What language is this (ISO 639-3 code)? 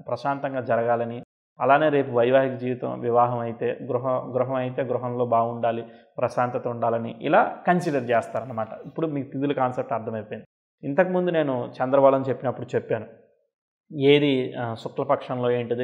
tel